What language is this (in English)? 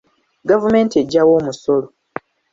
Ganda